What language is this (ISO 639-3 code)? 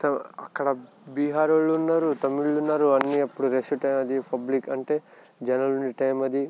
tel